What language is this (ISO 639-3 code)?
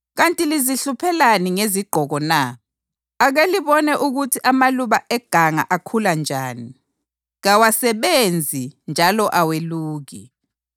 nde